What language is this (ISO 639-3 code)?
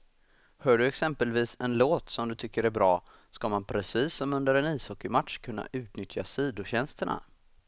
swe